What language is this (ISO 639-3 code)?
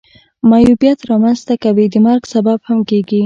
pus